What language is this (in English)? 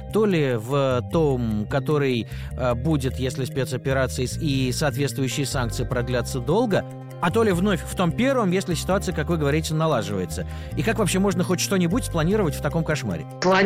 Russian